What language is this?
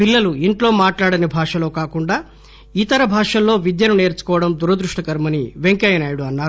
Telugu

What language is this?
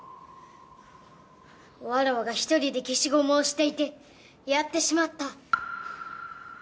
Japanese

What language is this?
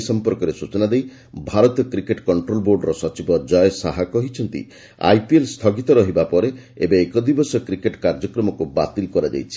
Odia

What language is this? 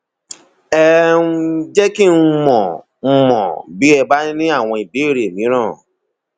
Yoruba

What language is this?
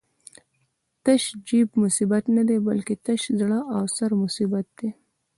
Pashto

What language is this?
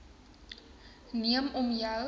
Afrikaans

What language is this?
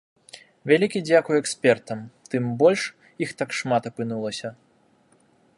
Belarusian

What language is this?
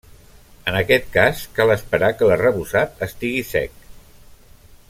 Catalan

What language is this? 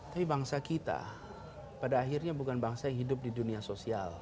Indonesian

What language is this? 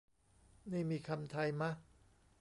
Thai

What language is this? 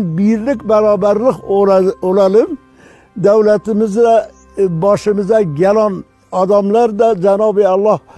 Turkish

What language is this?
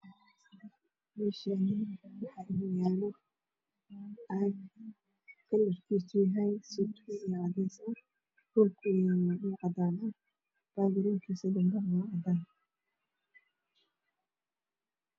Somali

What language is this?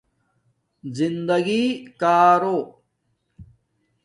Domaaki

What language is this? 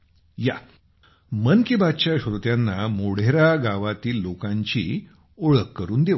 Marathi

